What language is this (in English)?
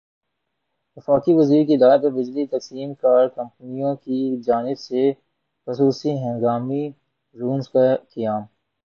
Urdu